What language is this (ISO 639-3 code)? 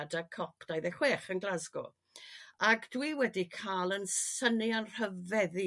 cym